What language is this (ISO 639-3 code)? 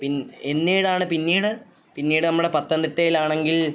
mal